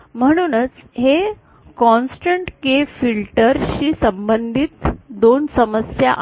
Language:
Marathi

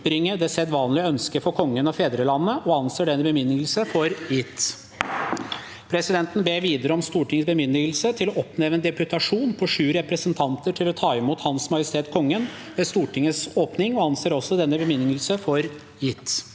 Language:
Norwegian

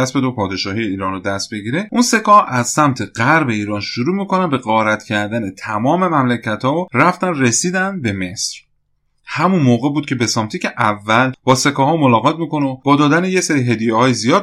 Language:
Persian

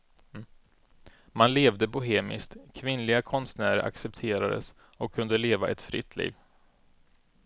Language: Swedish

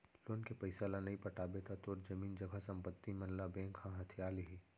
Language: Chhattisgarhi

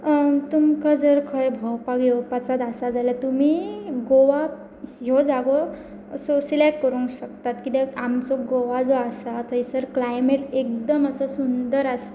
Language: Konkani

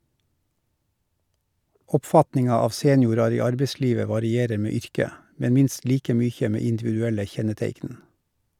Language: Norwegian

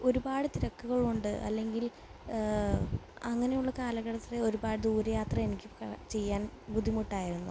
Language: Malayalam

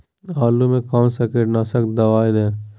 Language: Magahi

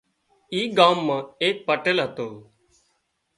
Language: Wadiyara Koli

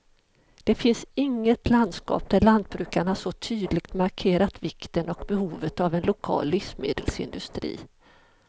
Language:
Swedish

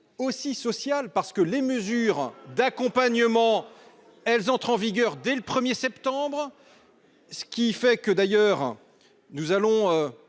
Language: French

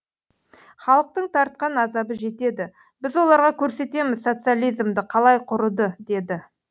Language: Kazakh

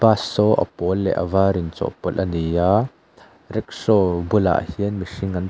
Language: Mizo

